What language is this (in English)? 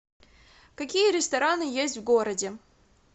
Russian